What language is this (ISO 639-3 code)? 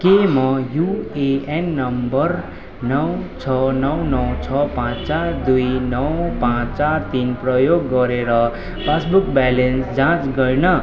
nep